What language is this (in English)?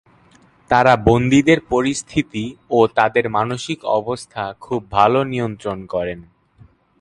Bangla